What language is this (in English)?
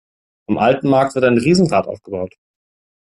German